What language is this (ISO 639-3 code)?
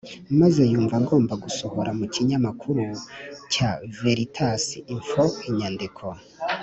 kin